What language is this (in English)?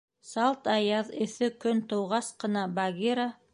Bashkir